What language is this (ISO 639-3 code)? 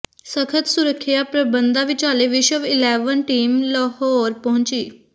pan